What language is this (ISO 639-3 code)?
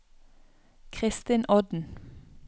nor